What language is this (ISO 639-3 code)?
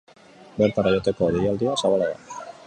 eus